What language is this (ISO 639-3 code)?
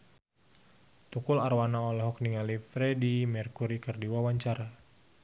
sun